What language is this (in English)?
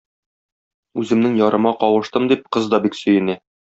Tatar